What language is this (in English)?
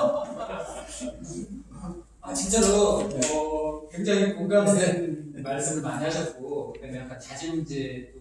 Korean